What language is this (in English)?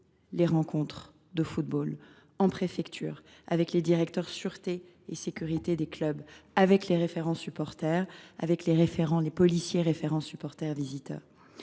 French